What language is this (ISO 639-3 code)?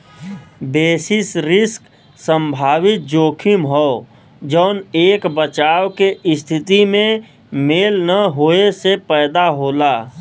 bho